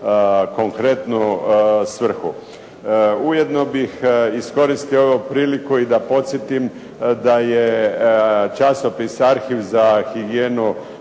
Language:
Croatian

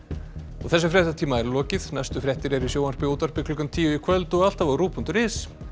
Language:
Icelandic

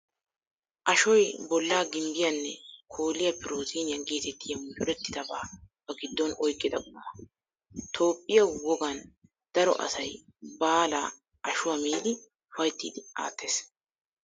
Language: Wolaytta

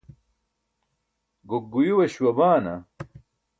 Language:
Burushaski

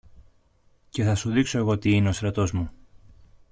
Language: Greek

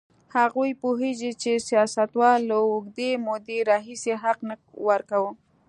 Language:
Pashto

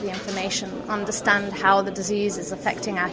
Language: Indonesian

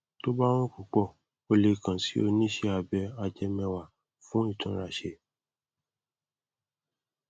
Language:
Yoruba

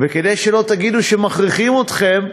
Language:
Hebrew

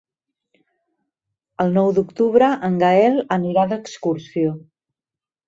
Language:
Catalan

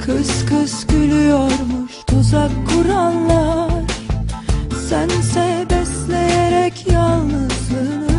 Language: Turkish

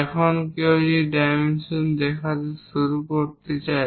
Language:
Bangla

